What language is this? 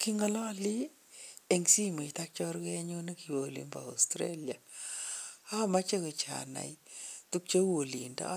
Kalenjin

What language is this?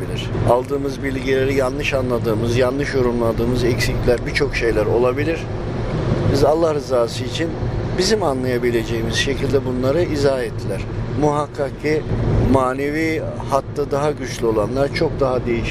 Turkish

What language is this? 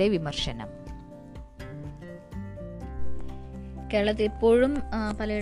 Malayalam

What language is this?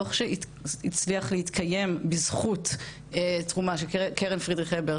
Hebrew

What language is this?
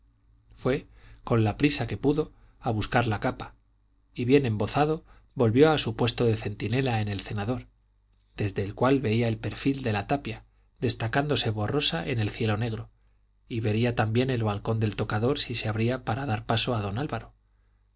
Spanish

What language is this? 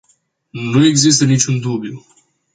Romanian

